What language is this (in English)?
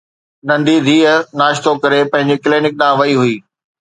Sindhi